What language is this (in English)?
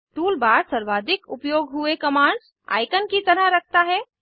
Hindi